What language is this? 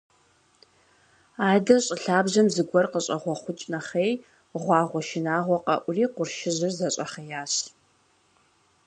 Kabardian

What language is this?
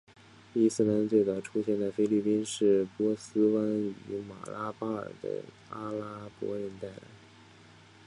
Chinese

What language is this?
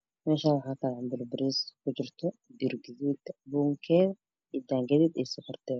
Somali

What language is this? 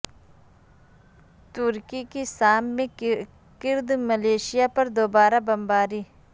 Urdu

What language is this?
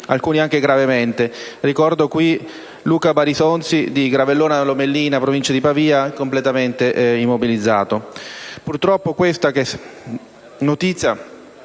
Italian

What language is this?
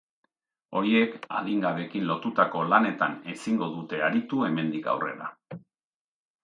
Basque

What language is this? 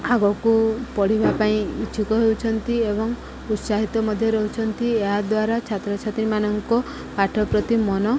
Odia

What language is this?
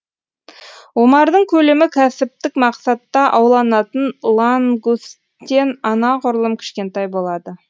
Kazakh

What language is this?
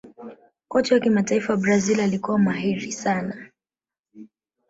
Swahili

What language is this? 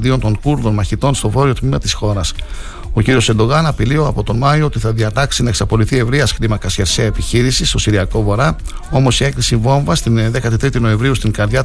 Greek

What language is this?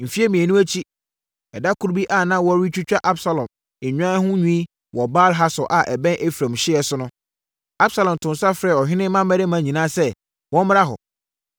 Akan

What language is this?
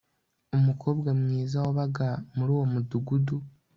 Kinyarwanda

